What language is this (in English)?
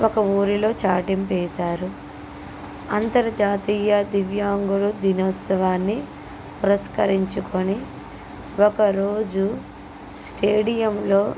Telugu